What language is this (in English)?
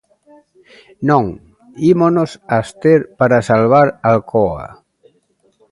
Galician